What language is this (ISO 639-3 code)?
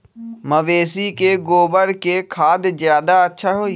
mag